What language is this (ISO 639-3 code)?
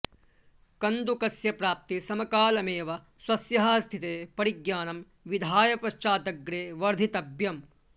san